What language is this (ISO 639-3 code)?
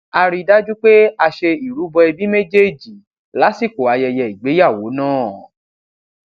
yor